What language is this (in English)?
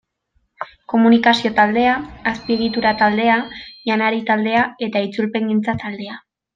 Basque